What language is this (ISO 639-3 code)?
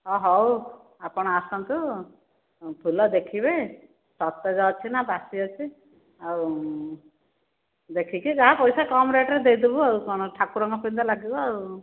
ori